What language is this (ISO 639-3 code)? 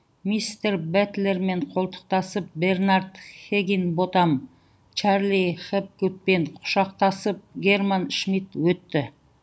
kaz